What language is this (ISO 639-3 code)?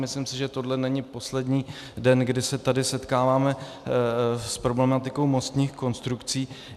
ces